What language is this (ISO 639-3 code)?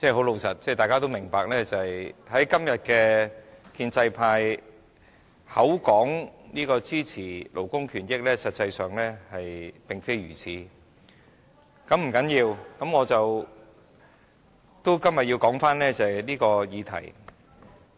yue